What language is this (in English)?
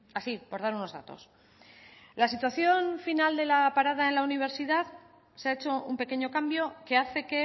Spanish